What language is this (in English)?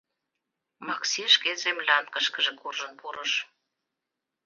Mari